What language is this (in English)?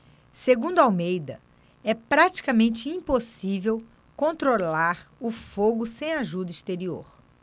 Portuguese